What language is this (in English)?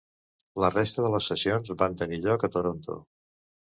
Catalan